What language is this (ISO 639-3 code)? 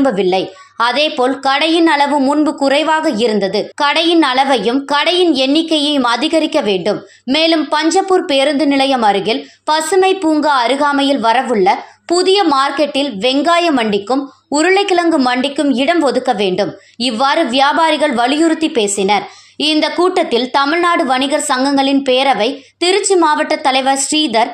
tam